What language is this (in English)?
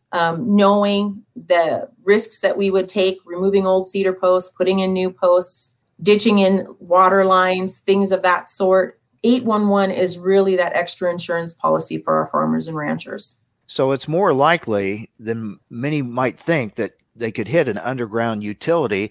English